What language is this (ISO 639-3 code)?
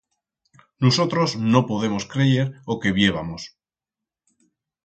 arg